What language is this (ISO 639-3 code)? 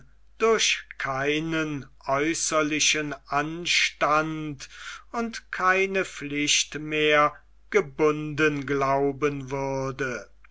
deu